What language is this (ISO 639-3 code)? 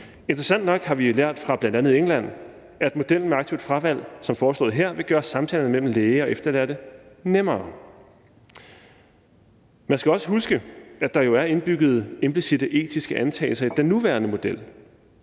dan